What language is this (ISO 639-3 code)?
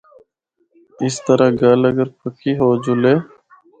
hno